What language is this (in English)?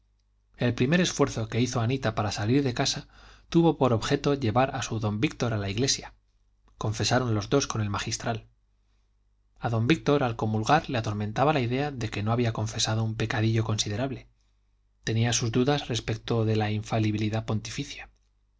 Spanish